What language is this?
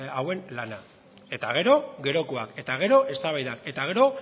Basque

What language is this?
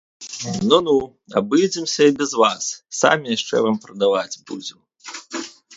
Belarusian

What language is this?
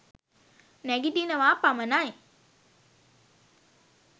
Sinhala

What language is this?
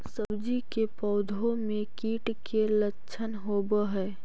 Magahi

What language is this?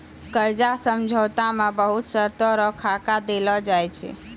Maithili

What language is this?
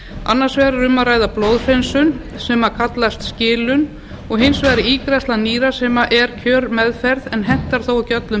Icelandic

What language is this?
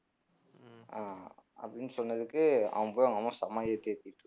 Tamil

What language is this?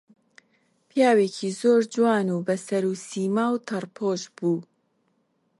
Central Kurdish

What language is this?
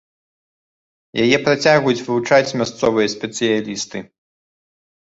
Belarusian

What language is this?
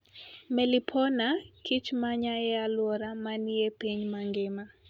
Luo (Kenya and Tanzania)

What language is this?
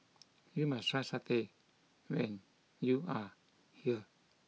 English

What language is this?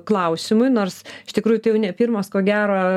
Lithuanian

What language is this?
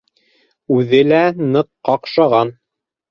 Bashkir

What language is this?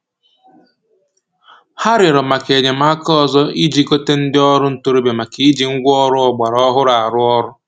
Igbo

